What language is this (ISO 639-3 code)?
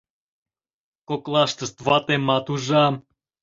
chm